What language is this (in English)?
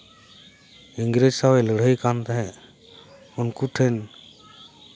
Santali